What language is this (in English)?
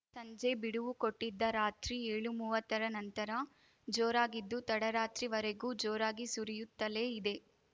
Kannada